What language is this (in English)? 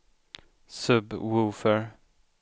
Swedish